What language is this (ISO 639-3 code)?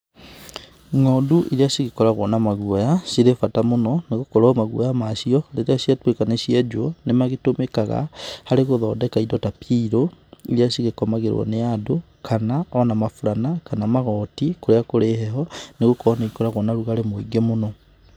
kik